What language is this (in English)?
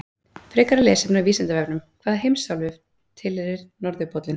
Icelandic